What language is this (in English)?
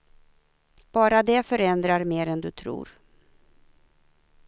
Swedish